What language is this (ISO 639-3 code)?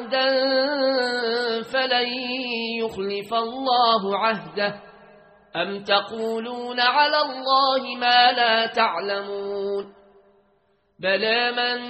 ara